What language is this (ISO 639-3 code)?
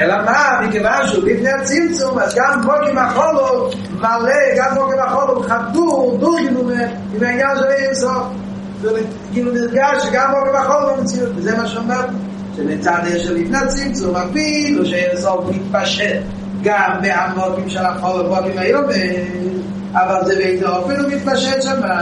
heb